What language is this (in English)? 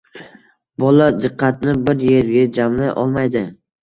Uzbek